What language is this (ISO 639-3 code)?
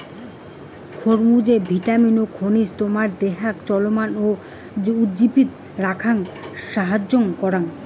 ben